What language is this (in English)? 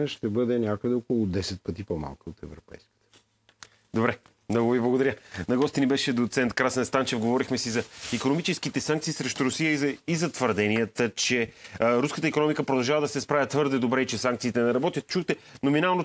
Bulgarian